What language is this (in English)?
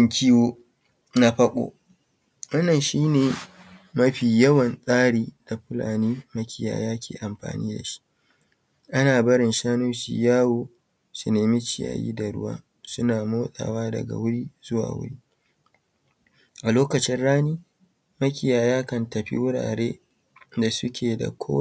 Hausa